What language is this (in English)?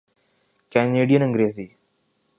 Urdu